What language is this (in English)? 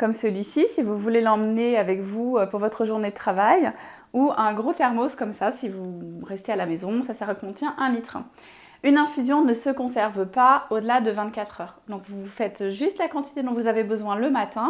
French